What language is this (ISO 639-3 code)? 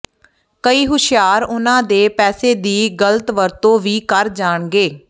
pan